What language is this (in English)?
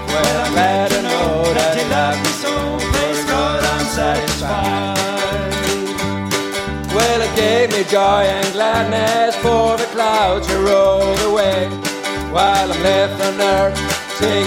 Swedish